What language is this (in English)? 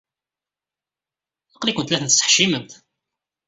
Kabyle